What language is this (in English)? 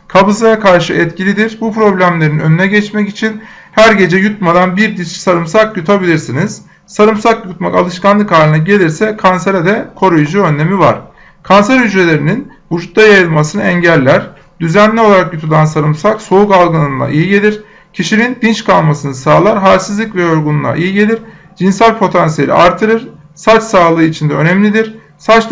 Turkish